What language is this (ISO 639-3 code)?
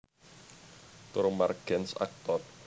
jav